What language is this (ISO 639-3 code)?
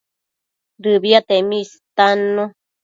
mcf